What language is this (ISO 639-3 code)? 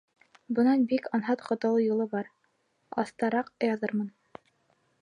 bak